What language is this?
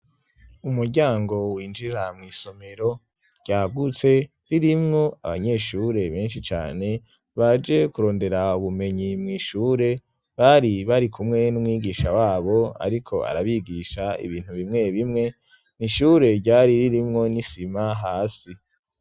Rundi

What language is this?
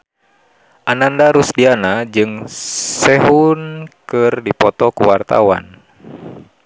Sundanese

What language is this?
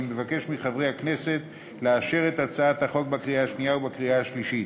Hebrew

